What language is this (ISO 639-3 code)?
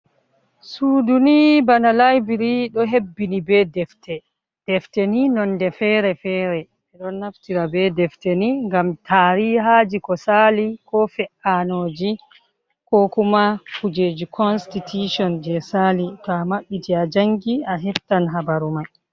ful